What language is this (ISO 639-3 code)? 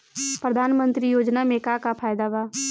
bho